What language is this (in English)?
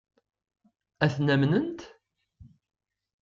Kabyle